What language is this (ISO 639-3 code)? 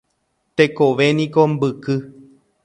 grn